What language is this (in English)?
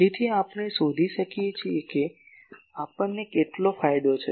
Gujarati